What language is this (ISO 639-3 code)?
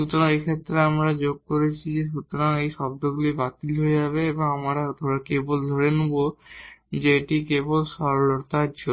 ben